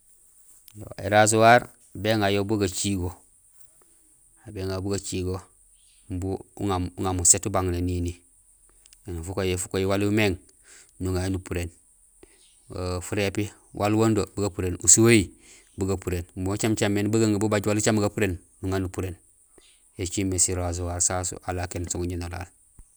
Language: Gusilay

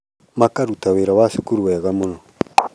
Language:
Kikuyu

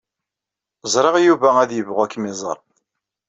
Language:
Kabyle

